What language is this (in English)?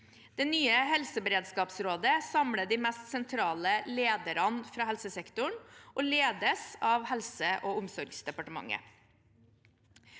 Norwegian